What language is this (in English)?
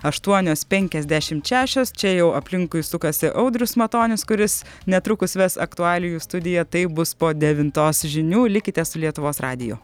Lithuanian